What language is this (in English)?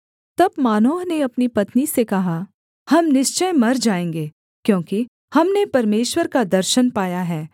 Hindi